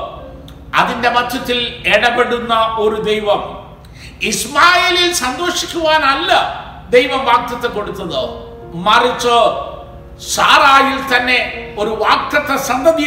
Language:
Malayalam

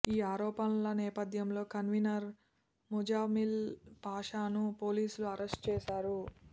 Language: Telugu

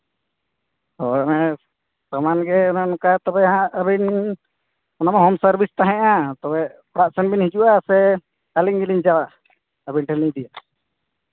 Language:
Santali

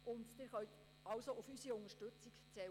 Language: Swiss German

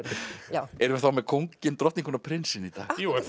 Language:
Icelandic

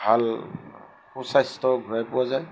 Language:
Assamese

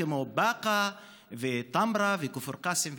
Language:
Hebrew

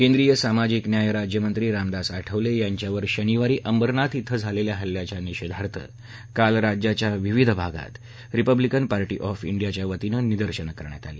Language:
Marathi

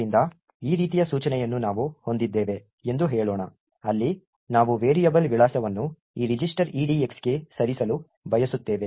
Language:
Kannada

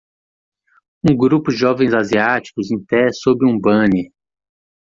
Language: Portuguese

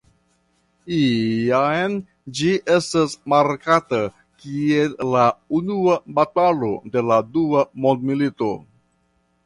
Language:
Esperanto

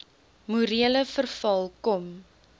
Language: Afrikaans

